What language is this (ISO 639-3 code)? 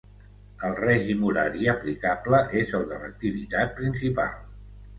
cat